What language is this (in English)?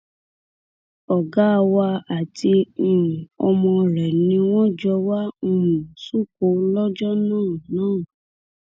Yoruba